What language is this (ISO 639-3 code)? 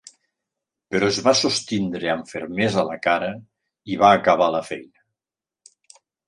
cat